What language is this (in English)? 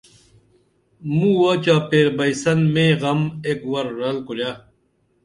Dameli